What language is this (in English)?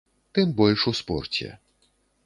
Belarusian